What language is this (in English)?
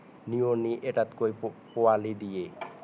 Assamese